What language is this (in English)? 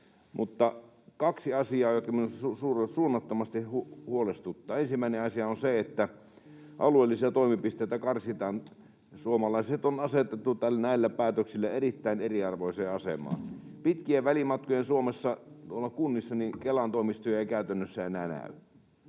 Finnish